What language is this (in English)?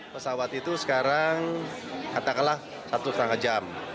Indonesian